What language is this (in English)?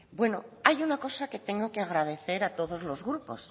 Spanish